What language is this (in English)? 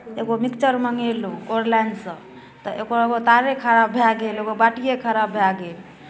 Maithili